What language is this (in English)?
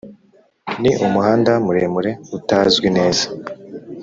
Kinyarwanda